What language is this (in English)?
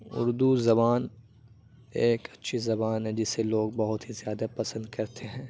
Urdu